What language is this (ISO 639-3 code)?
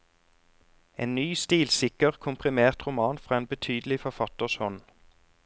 nor